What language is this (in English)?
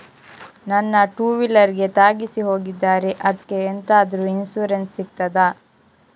Kannada